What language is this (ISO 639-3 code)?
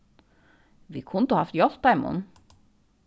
fao